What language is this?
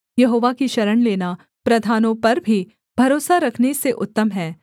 Hindi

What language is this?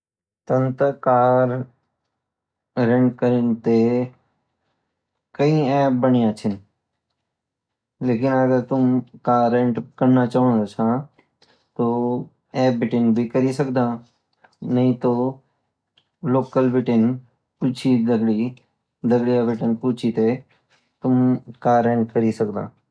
Garhwali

